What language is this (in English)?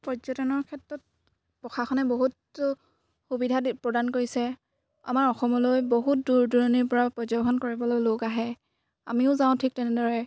Assamese